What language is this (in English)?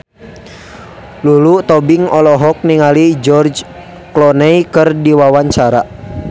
Sundanese